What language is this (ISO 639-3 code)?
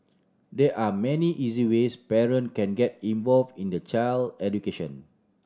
eng